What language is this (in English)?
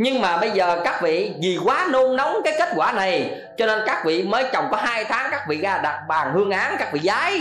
Vietnamese